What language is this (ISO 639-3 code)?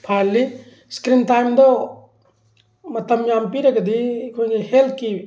mni